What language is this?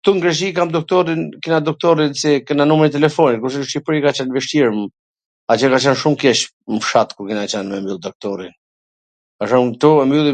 Gheg Albanian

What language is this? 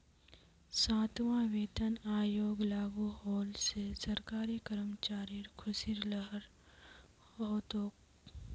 Magahi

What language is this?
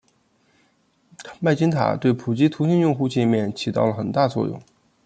Chinese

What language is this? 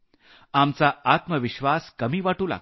Marathi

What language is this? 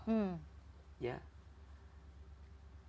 Indonesian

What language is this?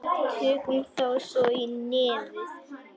Icelandic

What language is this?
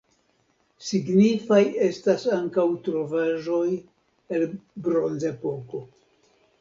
Esperanto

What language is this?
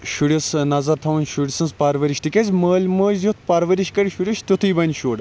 Kashmiri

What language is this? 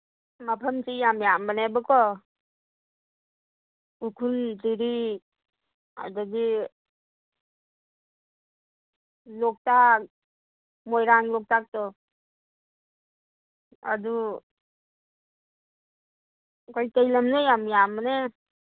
Manipuri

